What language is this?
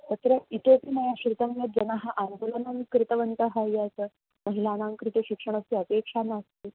Sanskrit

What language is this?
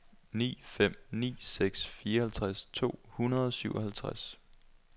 Danish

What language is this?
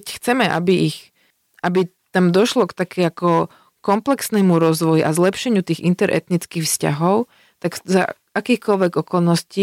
Slovak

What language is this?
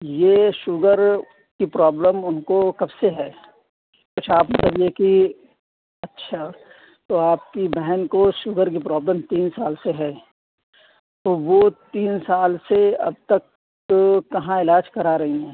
Urdu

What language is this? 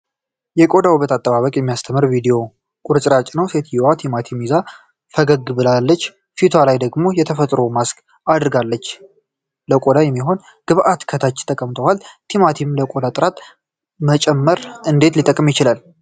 Amharic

